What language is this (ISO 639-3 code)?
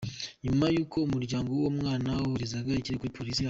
kin